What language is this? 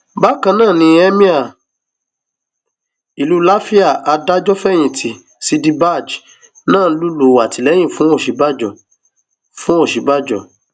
Yoruba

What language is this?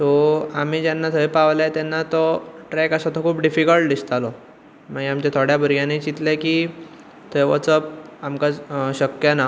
Konkani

